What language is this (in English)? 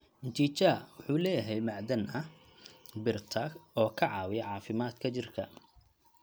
Somali